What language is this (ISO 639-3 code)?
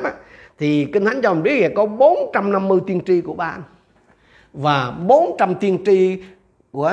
vie